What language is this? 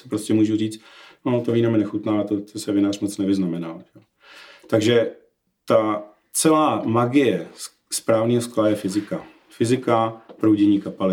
Czech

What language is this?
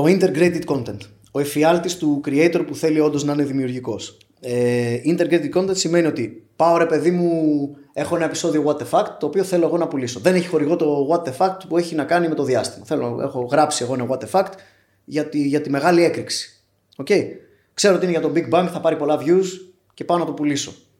Greek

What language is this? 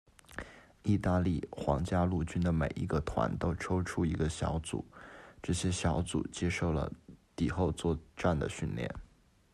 Chinese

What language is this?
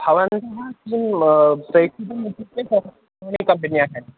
Sanskrit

